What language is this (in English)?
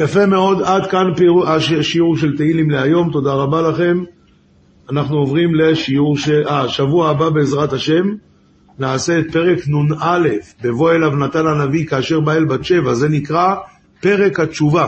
Hebrew